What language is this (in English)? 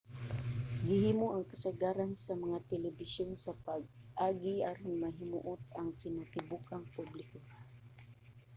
Cebuano